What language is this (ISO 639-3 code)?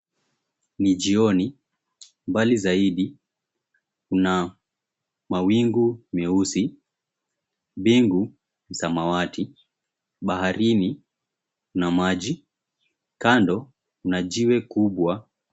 swa